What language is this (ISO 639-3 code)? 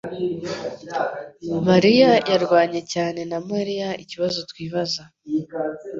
kin